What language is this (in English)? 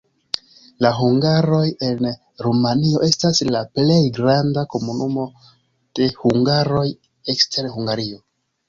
Esperanto